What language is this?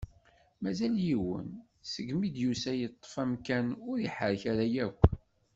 Kabyle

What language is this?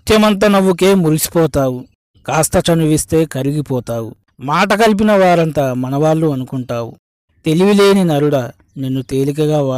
Telugu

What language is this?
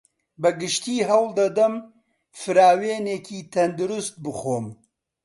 Central Kurdish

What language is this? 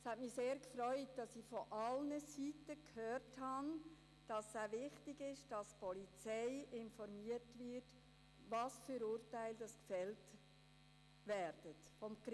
Swiss German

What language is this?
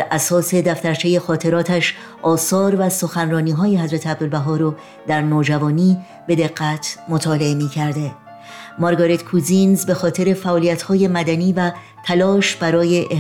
Persian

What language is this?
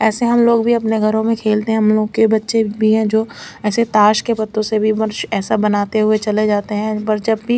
Hindi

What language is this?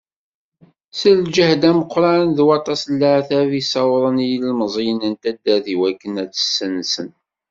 Kabyle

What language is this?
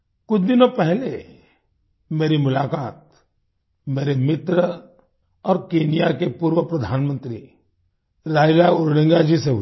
Hindi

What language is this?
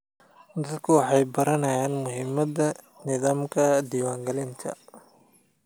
Somali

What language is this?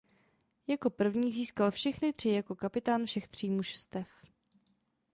Czech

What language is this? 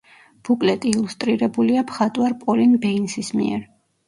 Georgian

